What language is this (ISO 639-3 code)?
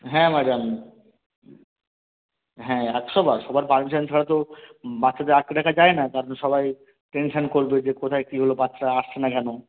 ben